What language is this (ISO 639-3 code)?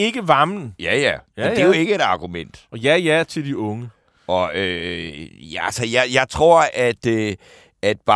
dan